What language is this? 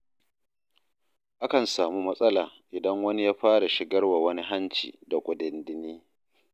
Hausa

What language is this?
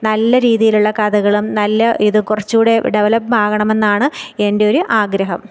Malayalam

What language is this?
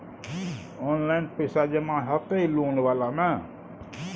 Maithili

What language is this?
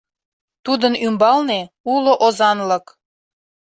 Mari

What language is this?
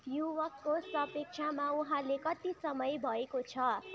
Nepali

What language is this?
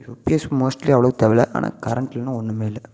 Tamil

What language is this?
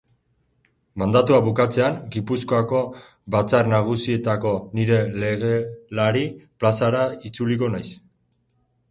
Basque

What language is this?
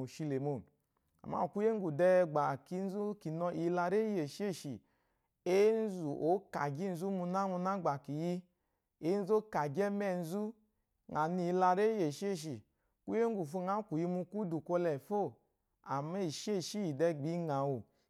Eloyi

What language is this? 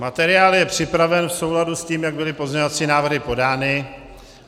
Czech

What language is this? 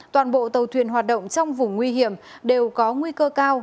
Vietnamese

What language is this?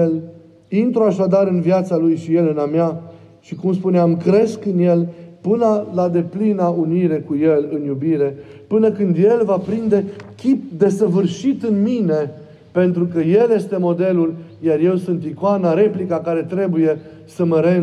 Romanian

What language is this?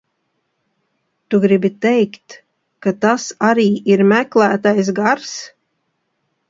Latvian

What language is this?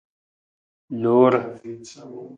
Nawdm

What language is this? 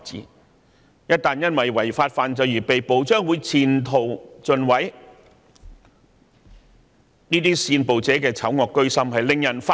Cantonese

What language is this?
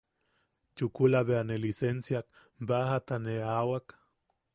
Yaqui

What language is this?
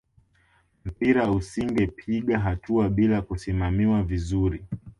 Swahili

